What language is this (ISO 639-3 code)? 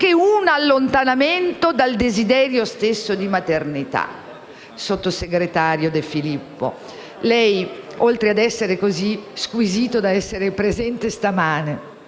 ita